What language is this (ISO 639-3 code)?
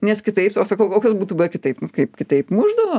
lit